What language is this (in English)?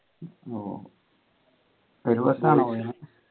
Malayalam